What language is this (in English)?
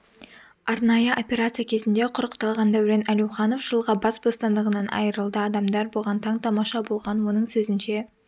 Kazakh